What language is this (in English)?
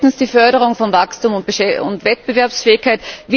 German